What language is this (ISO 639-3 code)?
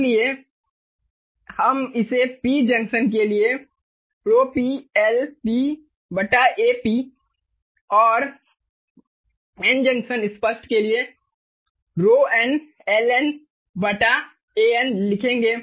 hin